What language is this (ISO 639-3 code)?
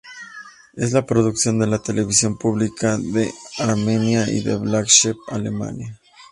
spa